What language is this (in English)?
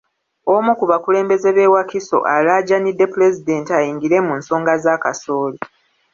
Ganda